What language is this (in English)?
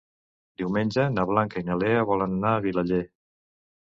Catalan